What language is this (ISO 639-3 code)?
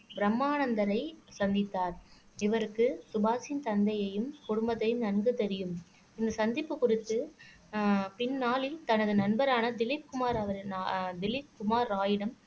tam